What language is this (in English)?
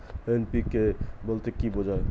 Bangla